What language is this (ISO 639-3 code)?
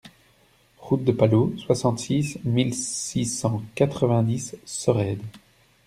fra